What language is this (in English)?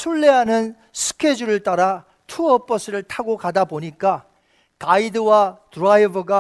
Korean